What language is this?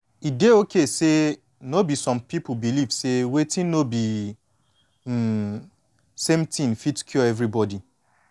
Nigerian Pidgin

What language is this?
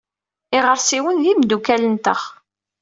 Kabyle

